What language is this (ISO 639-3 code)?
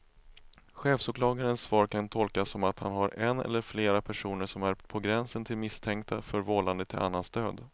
swe